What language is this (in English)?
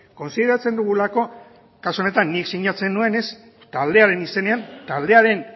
Basque